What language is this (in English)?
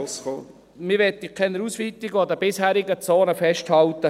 Swiss German